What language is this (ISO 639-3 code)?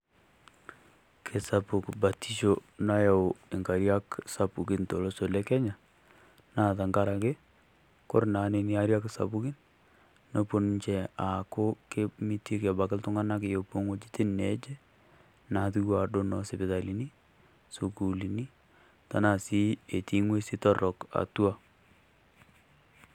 mas